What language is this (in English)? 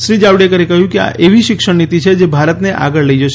Gujarati